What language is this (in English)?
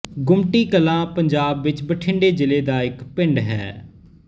Punjabi